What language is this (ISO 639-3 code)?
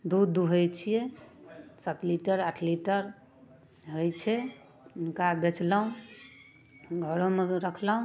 mai